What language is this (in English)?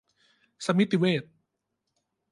Thai